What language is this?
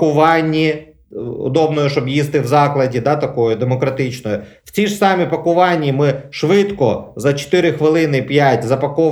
Ukrainian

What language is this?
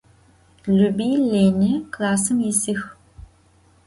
Adyghe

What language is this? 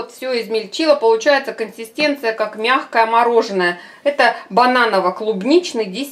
Russian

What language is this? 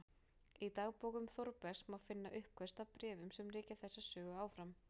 Icelandic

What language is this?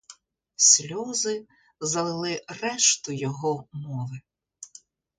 Ukrainian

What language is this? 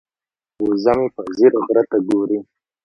Pashto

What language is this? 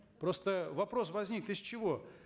Kazakh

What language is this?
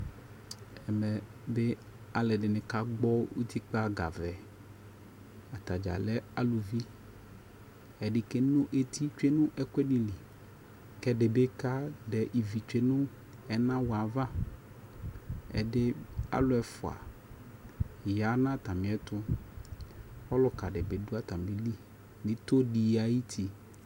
Ikposo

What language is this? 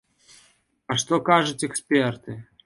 Belarusian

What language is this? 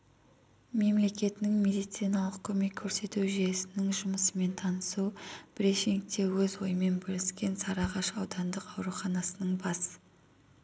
Kazakh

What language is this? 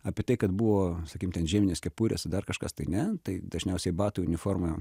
Lithuanian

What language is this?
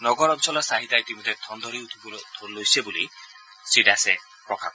Assamese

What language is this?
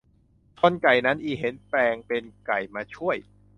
Thai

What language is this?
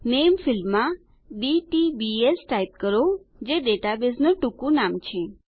Gujarati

